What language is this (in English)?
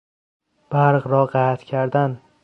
Persian